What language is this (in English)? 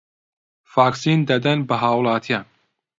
Central Kurdish